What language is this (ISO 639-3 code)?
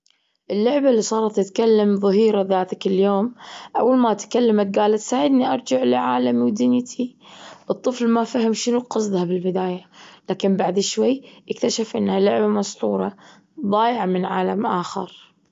afb